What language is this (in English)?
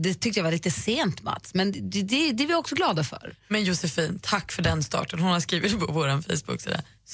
Swedish